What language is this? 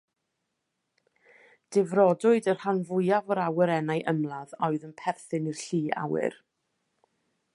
Welsh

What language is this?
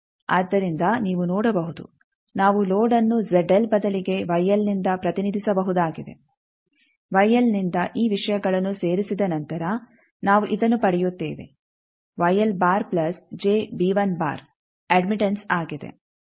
Kannada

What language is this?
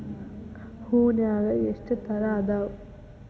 Kannada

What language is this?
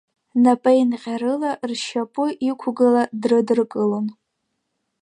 Abkhazian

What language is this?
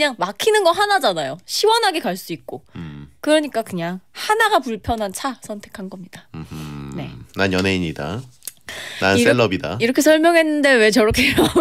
Korean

